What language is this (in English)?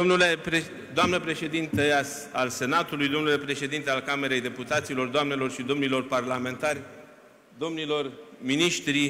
Romanian